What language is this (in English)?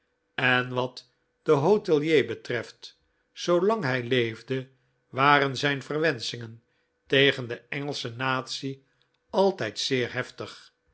Dutch